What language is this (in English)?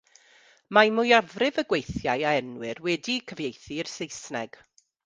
Welsh